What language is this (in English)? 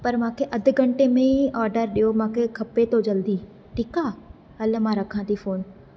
Sindhi